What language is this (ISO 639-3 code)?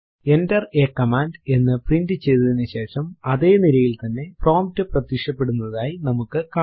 mal